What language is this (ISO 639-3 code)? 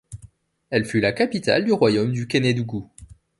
fra